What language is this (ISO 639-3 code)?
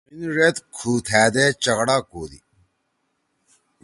trw